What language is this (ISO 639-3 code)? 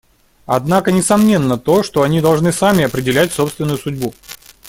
rus